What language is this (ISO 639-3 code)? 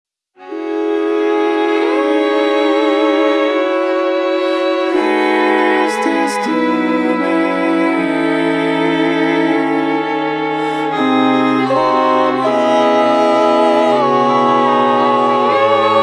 ind